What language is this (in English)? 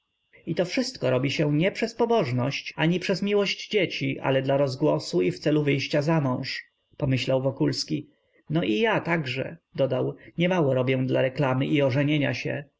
Polish